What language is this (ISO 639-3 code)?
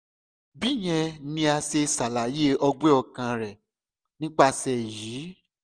yor